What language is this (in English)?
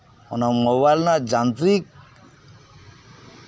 Santali